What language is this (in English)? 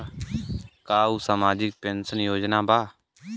Bhojpuri